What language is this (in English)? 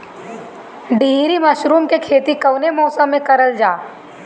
Bhojpuri